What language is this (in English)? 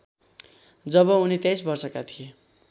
Nepali